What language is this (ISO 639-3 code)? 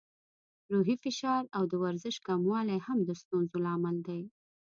pus